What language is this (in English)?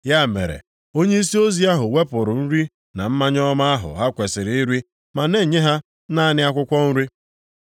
Igbo